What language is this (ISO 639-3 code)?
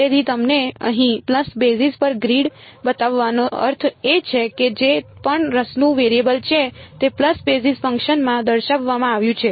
guj